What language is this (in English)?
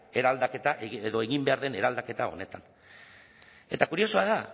Basque